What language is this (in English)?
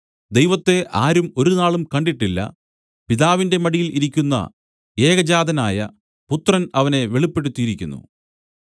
Malayalam